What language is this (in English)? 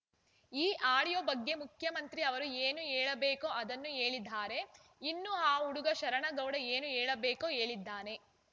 Kannada